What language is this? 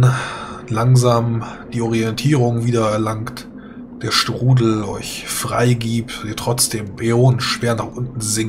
German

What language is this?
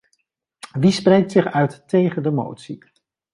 Dutch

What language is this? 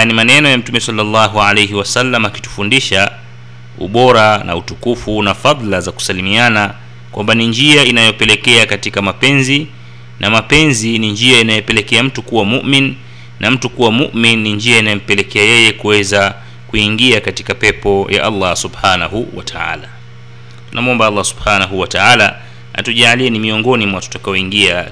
Swahili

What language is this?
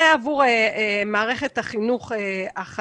Hebrew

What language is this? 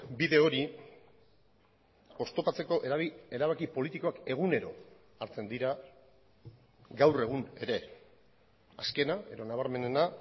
Basque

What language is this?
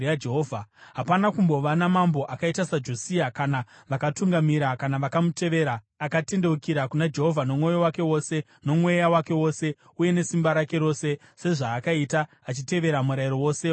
Shona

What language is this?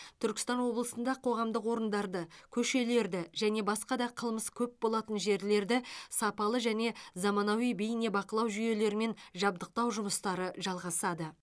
Kazakh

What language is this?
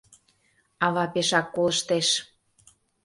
Mari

